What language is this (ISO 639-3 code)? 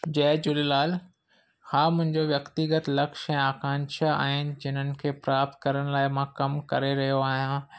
snd